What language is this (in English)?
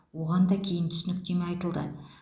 Kazakh